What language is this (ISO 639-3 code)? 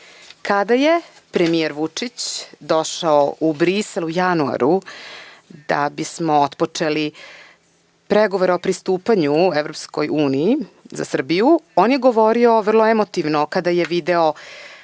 srp